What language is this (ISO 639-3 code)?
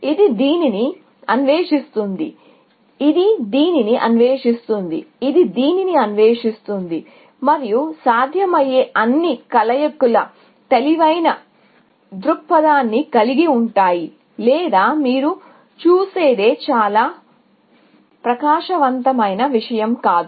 tel